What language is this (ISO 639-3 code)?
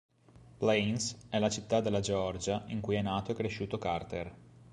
ita